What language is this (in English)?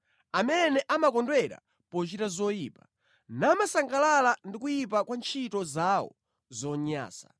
Nyanja